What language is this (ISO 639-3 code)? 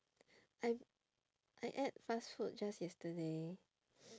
eng